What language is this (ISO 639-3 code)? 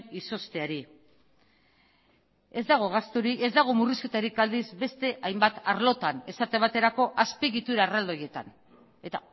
eus